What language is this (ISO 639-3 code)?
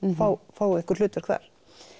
isl